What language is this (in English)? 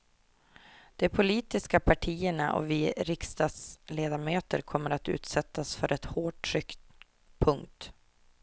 Swedish